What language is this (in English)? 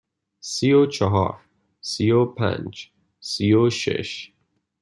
Persian